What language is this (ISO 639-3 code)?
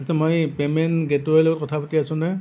asm